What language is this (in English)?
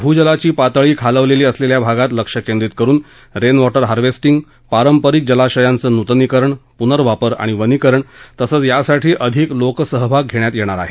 Marathi